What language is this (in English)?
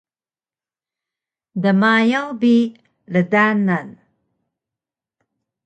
Taroko